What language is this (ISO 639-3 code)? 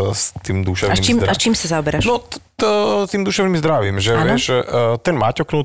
slk